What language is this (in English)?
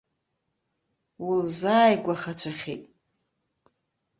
Abkhazian